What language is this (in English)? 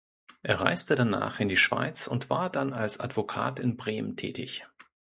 German